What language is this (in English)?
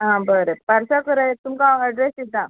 Konkani